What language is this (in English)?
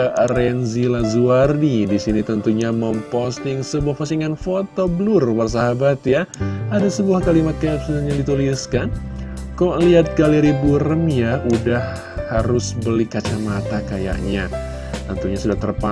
Indonesian